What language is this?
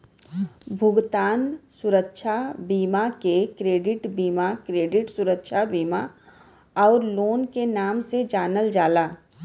Bhojpuri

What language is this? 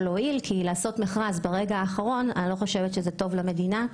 Hebrew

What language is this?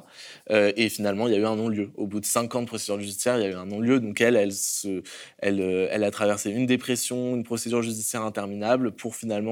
French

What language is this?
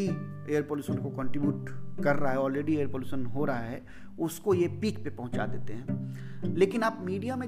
Hindi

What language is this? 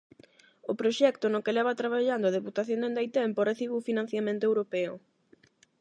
Galician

